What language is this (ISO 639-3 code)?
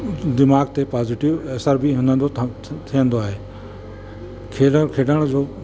snd